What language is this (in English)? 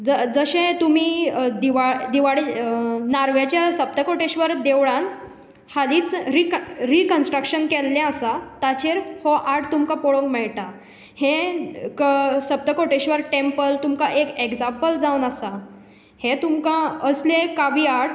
Konkani